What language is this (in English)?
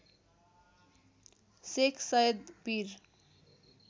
Nepali